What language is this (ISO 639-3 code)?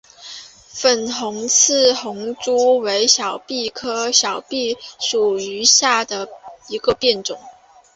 zho